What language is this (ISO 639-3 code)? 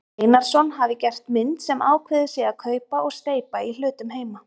isl